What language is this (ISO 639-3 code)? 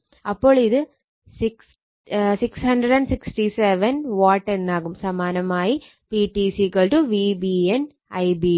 mal